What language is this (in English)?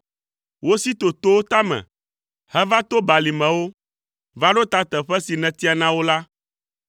Ewe